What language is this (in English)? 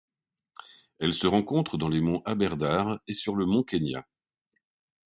French